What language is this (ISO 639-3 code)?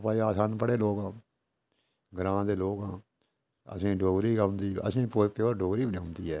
doi